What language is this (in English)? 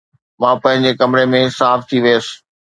Sindhi